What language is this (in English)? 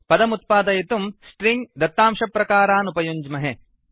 Sanskrit